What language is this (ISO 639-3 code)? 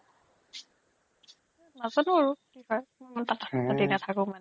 asm